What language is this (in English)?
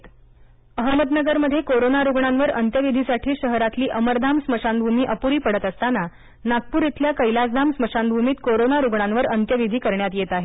Marathi